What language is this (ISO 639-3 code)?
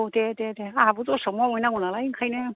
brx